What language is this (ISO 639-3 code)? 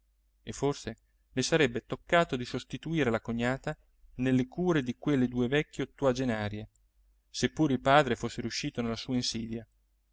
ita